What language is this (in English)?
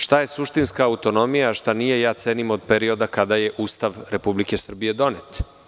Serbian